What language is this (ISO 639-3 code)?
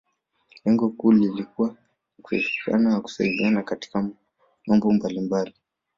swa